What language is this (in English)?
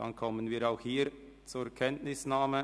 Swiss German